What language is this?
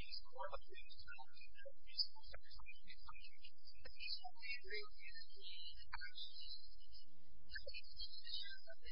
English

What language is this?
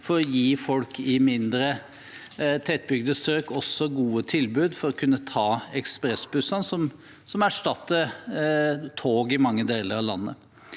Norwegian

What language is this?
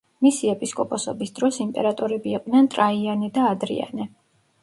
Georgian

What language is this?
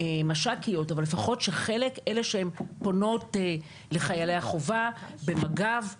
Hebrew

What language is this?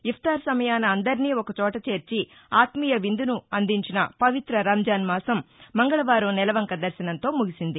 Telugu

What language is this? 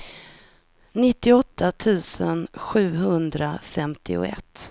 Swedish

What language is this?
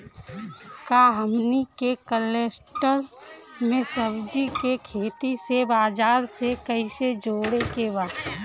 Bhojpuri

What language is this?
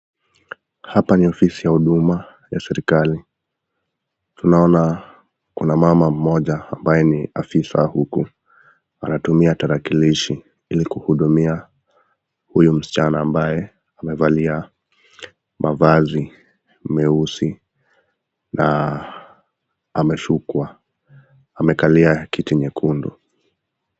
Swahili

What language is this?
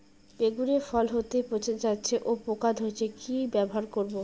Bangla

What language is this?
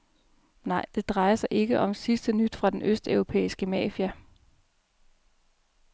Danish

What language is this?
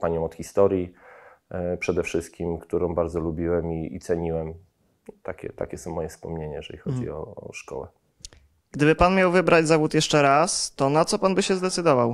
Polish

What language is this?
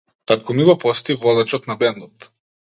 Macedonian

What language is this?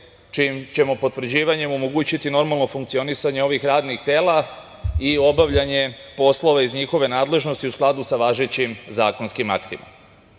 Serbian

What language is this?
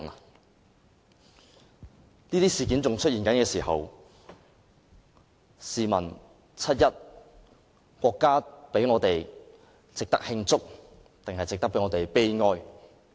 Cantonese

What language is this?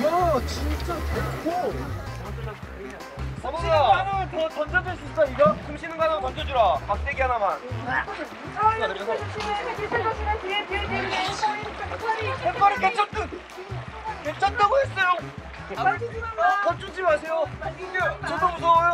Korean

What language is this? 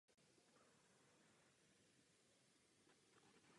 Czech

